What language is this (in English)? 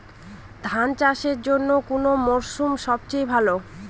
Bangla